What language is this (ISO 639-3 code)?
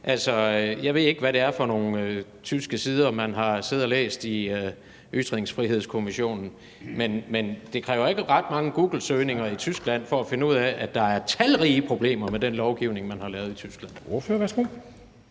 dan